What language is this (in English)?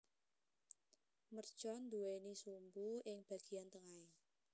Javanese